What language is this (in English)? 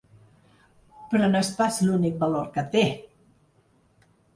Catalan